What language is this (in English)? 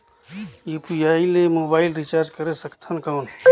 Chhattisgarhi